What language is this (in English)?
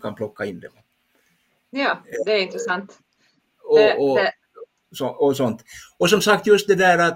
Swedish